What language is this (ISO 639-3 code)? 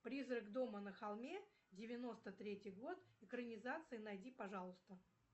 rus